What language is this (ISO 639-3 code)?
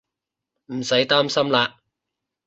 yue